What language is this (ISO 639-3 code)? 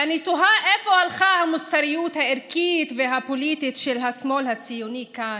heb